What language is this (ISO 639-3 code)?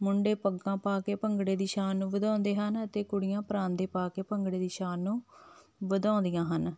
pan